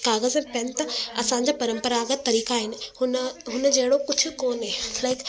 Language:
Sindhi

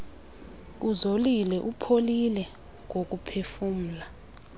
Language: Xhosa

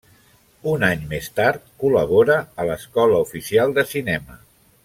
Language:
Catalan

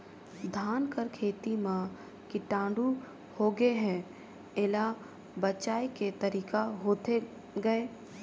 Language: Chhattisgarhi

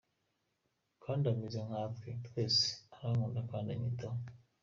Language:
Kinyarwanda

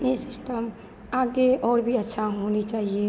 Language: Hindi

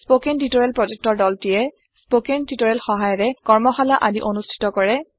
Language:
Assamese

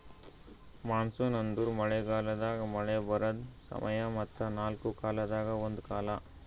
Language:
Kannada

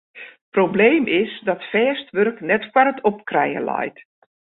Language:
Western Frisian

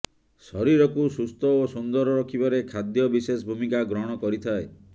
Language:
Odia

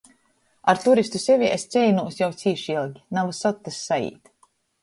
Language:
Latgalian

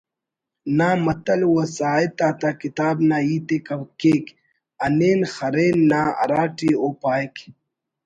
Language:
Brahui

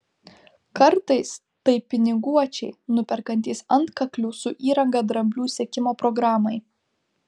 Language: Lithuanian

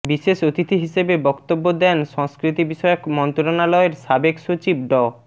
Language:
Bangla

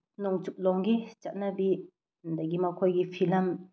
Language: Manipuri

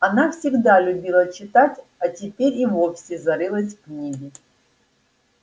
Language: Russian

